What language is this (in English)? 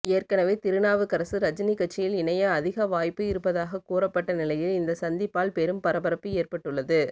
Tamil